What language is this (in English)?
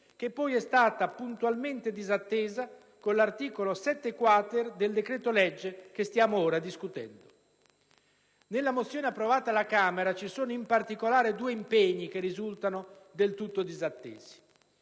Italian